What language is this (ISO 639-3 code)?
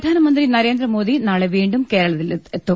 mal